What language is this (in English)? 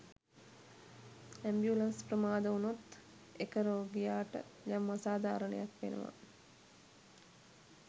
Sinhala